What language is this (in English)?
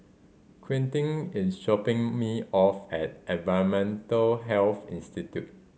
English